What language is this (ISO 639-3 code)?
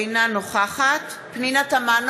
heb